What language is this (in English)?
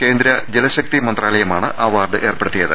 Malayalam